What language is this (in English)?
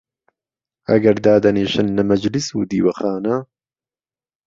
Central Kurdish